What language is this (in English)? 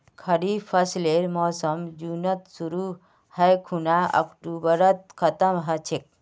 Magahi